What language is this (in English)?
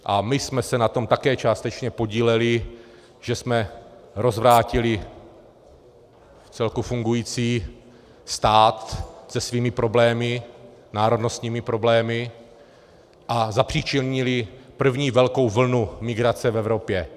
Czech